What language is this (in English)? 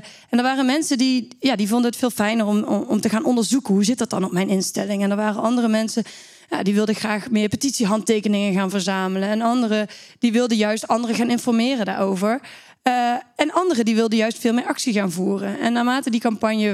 Dutch